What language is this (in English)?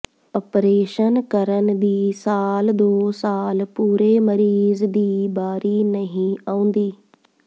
Punjabi